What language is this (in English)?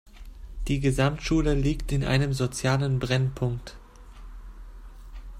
German